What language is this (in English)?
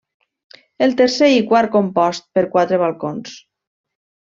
Catalan